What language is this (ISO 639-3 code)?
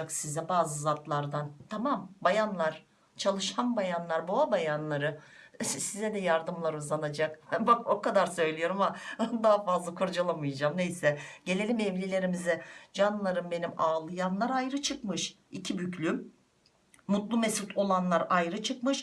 tur